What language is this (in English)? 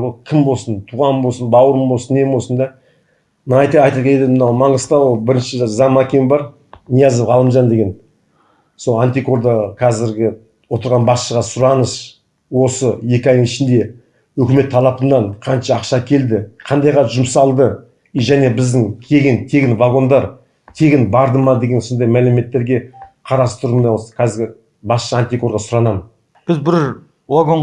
Kazakh